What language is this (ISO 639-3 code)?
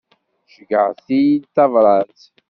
kab